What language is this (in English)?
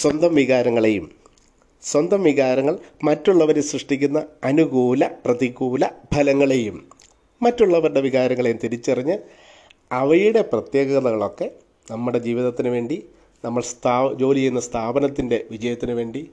Malayalam